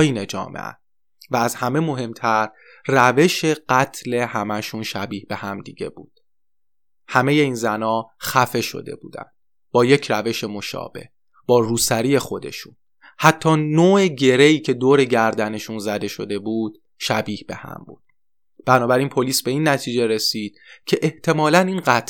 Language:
Persian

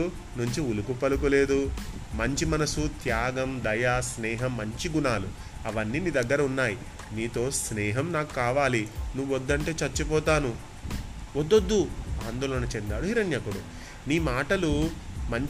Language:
Telugu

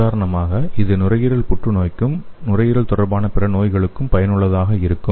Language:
Tamil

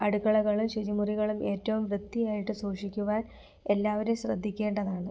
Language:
Malayalam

